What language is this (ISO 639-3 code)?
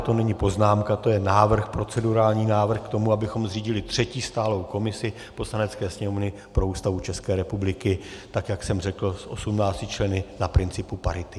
ces